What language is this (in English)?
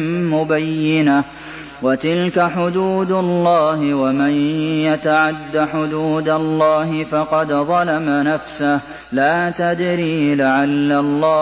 Arabic